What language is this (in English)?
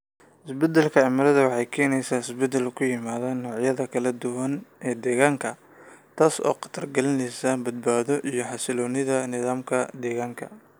Somali